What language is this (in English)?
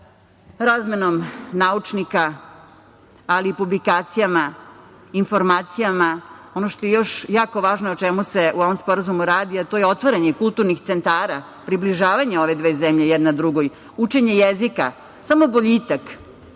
Serbian